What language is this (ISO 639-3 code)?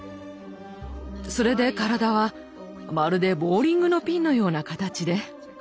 jpn